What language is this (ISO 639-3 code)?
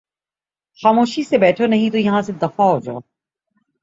urd